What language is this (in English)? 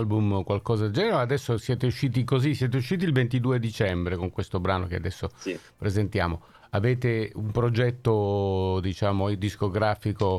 Italian